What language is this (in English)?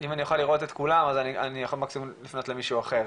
Hebrew